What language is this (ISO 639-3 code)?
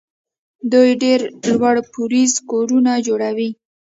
pus